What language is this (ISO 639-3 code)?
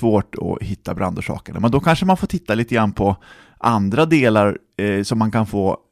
swe